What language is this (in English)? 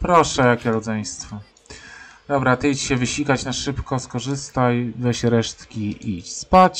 Polish